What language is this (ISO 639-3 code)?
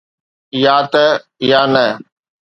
snd